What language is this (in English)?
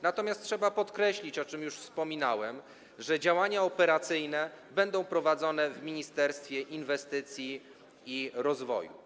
Polish